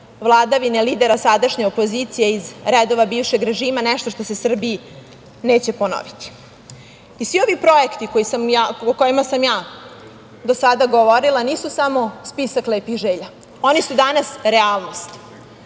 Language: Serbian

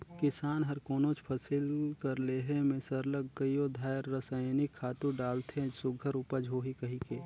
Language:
Chhattisgarhi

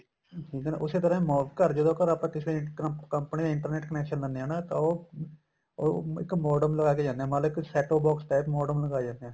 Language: Punjabi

